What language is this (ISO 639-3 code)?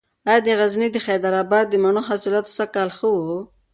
pus